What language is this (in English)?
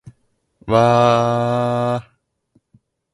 Japanese